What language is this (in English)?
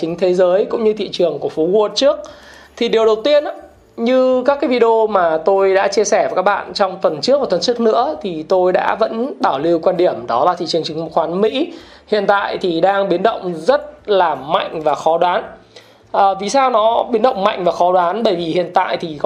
Vietnamese